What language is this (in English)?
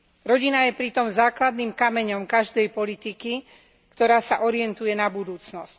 Slovak